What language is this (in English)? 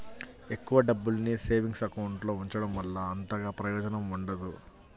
Telugu